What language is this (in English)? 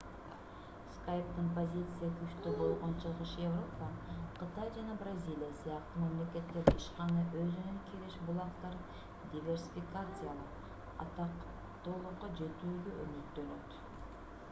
Kyrgyz